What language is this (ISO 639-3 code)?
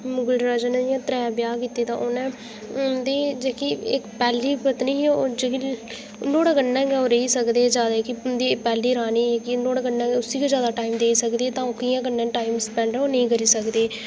doi